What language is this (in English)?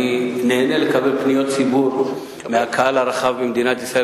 Hebrew